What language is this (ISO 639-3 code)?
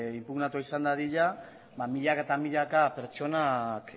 eus